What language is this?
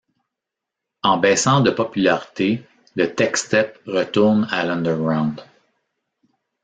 French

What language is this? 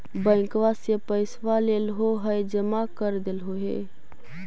Magahi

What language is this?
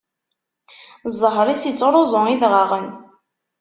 Kabyle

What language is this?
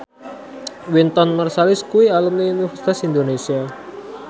Javanese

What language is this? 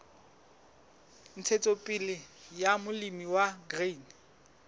Southern Sotho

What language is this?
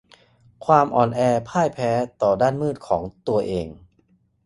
Thai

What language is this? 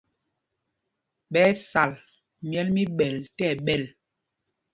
Mpumpong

